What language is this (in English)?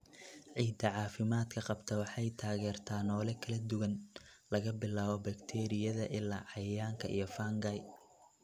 Somali